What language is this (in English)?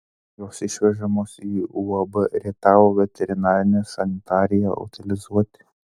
Lithuanian